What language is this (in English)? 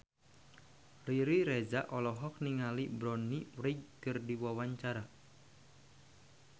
Sundanese